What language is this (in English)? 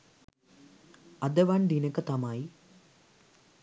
Sinhala